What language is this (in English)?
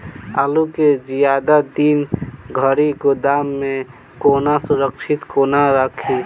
Maithili